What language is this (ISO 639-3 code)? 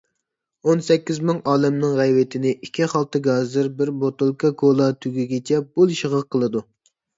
uig